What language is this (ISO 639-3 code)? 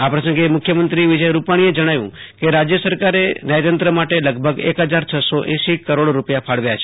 guj